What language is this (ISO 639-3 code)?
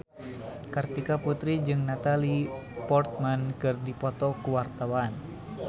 sun